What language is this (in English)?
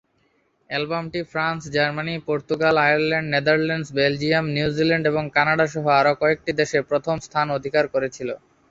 Bangla